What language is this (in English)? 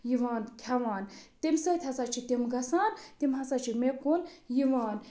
Kashmiri